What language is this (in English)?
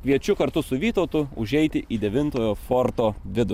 Lithuanian